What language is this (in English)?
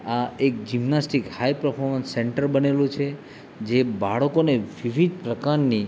Gujarati